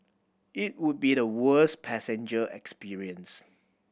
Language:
English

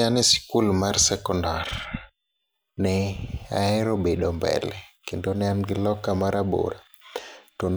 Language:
Luo (Kenya and Tanzania)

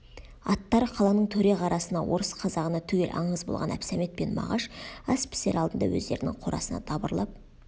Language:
Kazakh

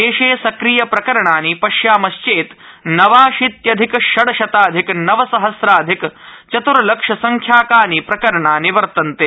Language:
Sanskrit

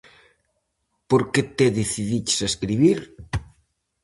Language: Galician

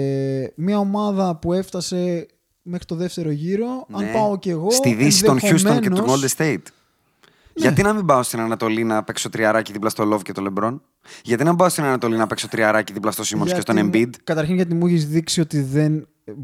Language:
Greek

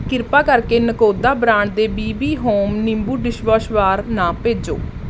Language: Punjabi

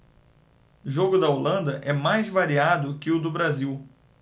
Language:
Portuguese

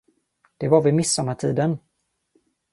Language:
Swedish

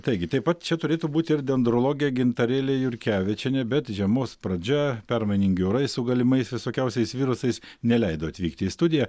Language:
Lithuanian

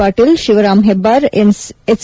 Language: Kannada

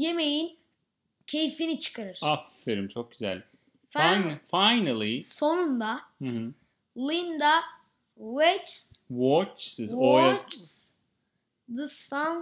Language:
Turkish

